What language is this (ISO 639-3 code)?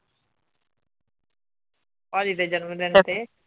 pan